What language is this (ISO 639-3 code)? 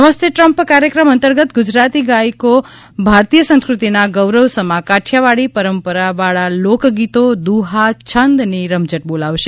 guj